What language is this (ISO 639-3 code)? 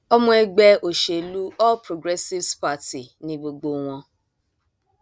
yor